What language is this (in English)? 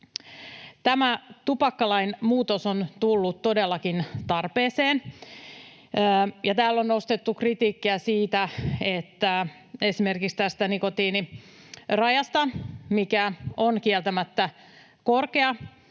Finnish